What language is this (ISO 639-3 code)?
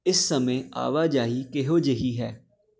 pan